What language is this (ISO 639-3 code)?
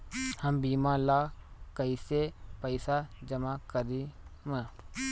bho